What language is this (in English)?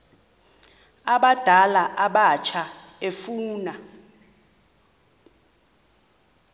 Xhosa